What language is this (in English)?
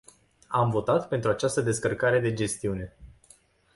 Romanian